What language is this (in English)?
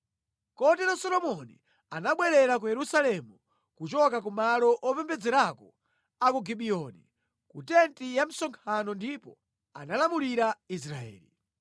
Nyanja